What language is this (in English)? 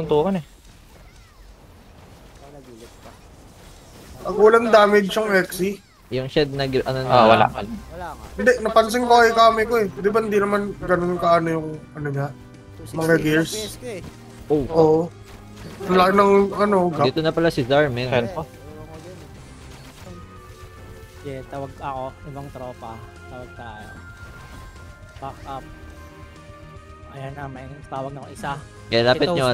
Filipino